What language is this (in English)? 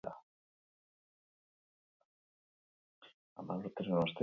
Basque